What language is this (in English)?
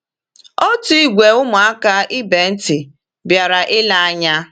Igbo